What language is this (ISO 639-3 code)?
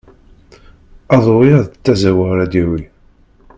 kab